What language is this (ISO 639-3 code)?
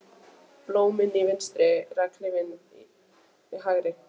isl